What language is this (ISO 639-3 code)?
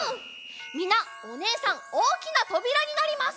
jpn